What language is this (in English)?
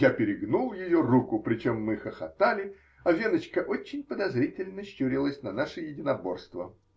Russian